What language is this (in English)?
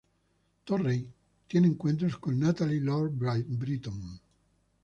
Spanish